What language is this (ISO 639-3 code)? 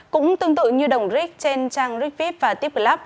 vie